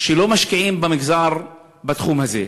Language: Hebrew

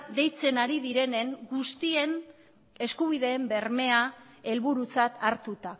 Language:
Basque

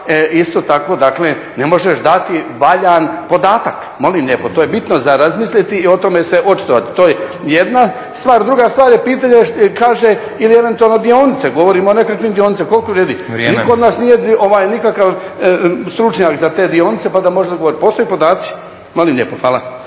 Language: Croatian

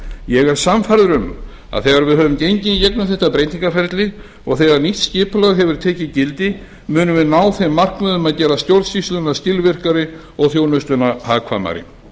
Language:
Icelandic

